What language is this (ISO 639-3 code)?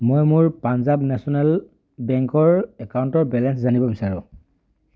asm